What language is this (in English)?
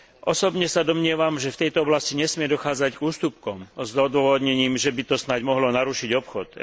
Slovak